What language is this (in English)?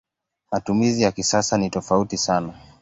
Swahili